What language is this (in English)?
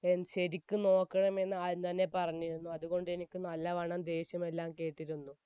Malayalam